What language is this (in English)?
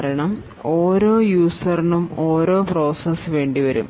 Malayalam